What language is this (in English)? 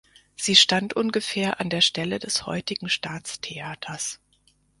German